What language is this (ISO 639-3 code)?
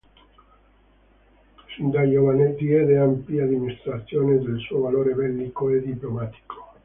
ita